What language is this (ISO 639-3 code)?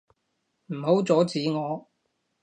yue